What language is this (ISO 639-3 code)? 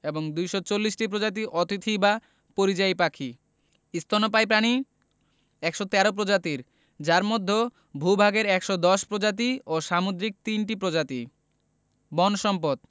ben